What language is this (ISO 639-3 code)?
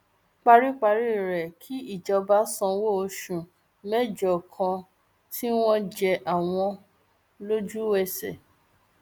yor